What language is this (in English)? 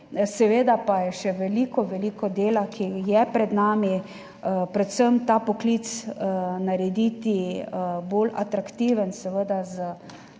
Slovenian